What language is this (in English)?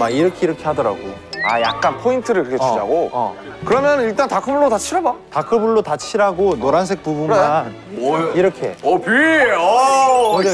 Korean